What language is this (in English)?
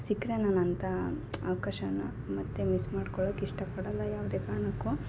Kannada